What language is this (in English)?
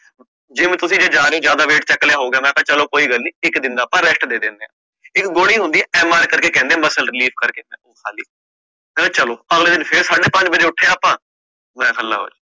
Punjabi